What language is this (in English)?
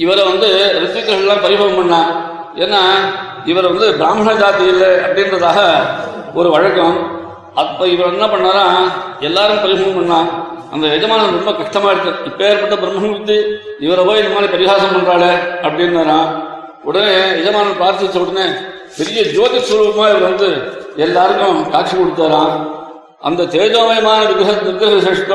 Tamil